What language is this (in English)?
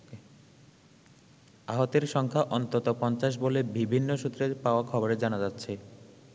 Bangla